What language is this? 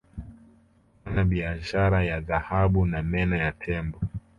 Swahili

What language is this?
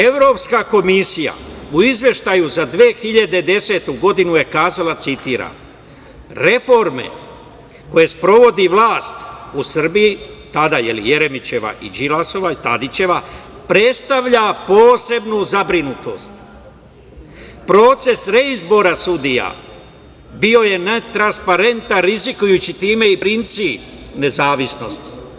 Serbian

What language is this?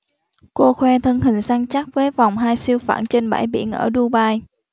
Vietnamese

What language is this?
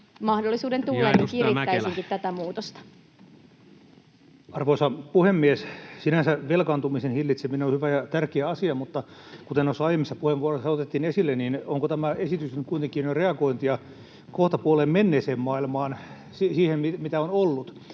Finnish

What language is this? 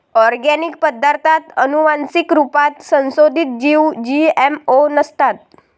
Marathi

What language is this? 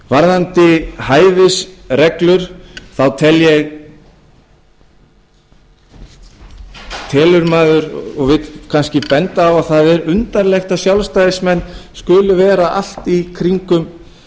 Icelandic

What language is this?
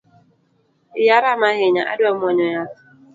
Luo (Kenya and Tanzania)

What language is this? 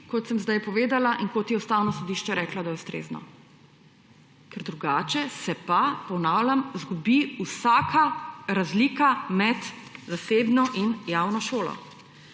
Slovenian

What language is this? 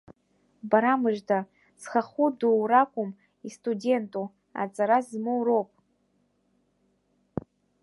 Abkhazian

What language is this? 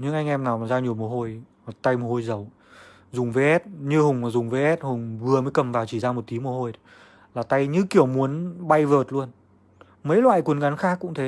Vietnamese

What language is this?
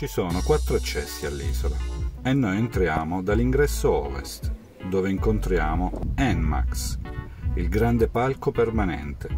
Italian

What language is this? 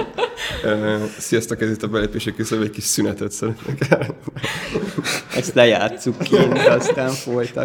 Hungarian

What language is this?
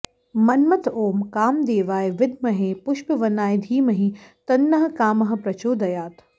Sanskrit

